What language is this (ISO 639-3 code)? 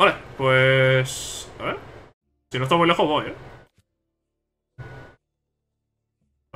spa